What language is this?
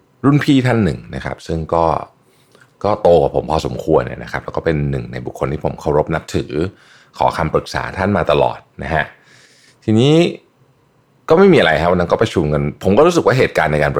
Thai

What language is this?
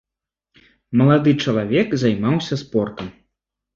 Belarusian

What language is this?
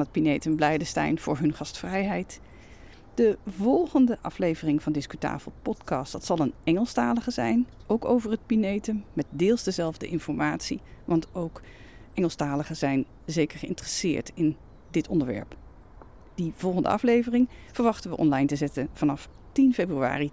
Dutch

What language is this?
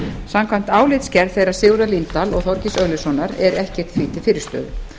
Icelandic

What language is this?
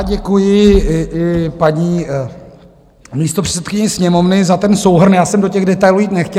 Czech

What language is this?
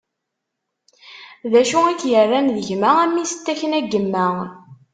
Kabyle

